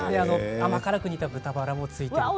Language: Japanese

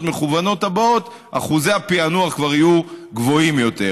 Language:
Hebrew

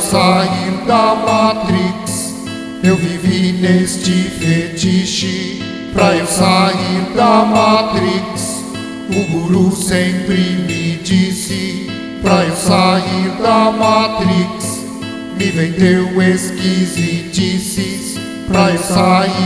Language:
Portuguese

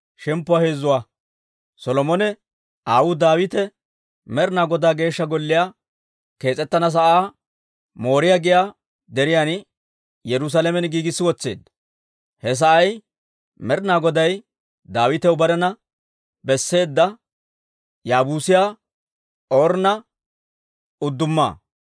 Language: Dawro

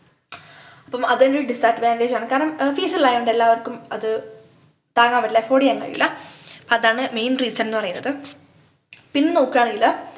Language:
Malayalam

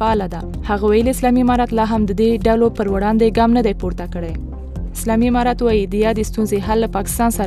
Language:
Persian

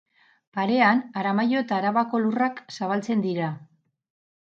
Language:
Basque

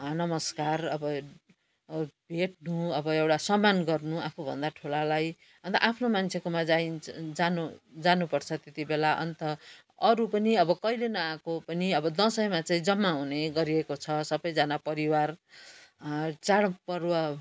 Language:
Nepali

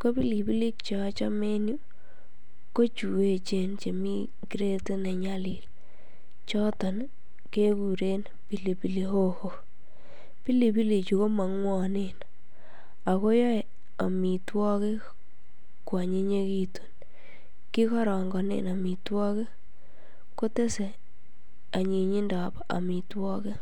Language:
Kalenjin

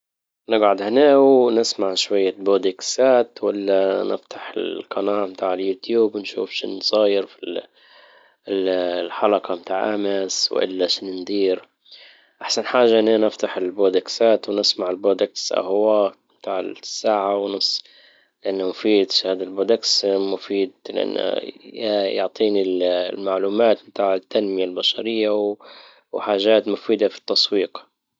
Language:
Libyan Arabic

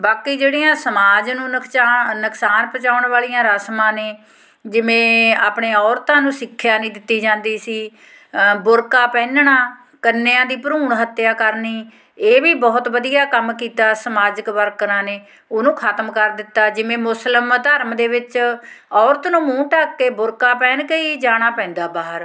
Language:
Punjabi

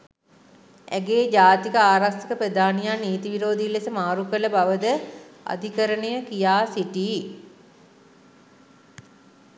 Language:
Sinhala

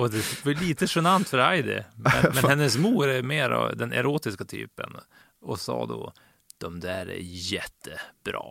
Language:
Swedish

